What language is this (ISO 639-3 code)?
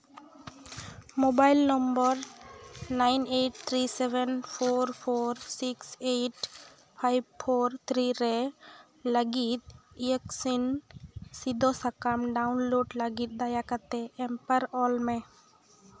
sat